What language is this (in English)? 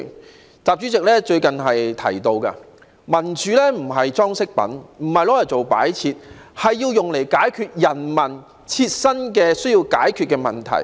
Cantonese